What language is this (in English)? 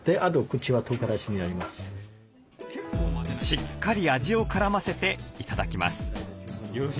Japanese